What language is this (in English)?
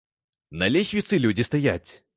Belarusian